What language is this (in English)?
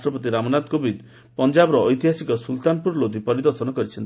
Odia